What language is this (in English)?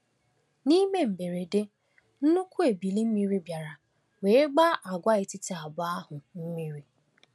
Igbo